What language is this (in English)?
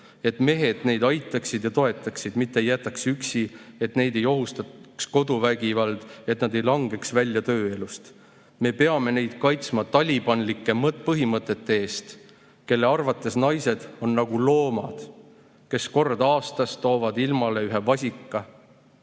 Estonian